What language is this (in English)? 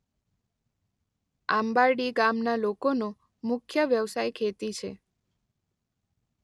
Gujarati